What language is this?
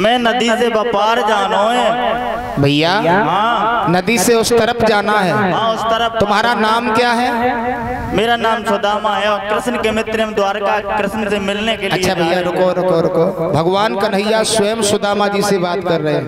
Hindi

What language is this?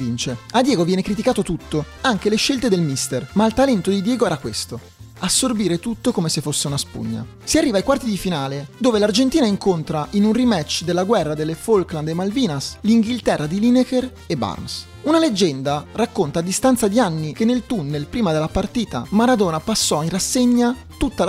Italian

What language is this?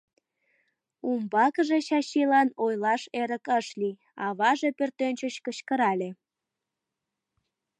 Mari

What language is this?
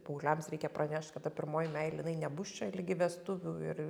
Lithuanian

